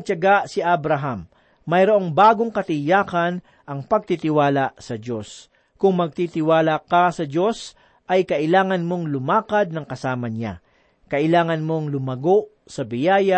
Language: Filipino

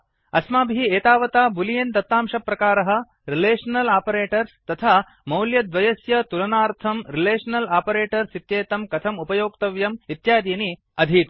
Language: Sanskrit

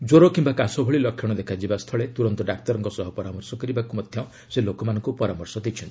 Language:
Odia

